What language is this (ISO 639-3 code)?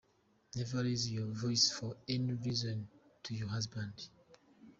kin